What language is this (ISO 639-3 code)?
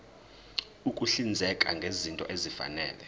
zul